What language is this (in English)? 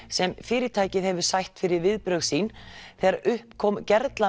Icelandic